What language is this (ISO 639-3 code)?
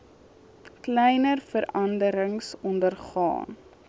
afr